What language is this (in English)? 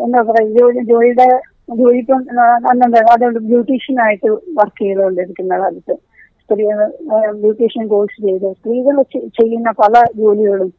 Malayalam